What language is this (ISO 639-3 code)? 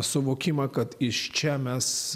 lit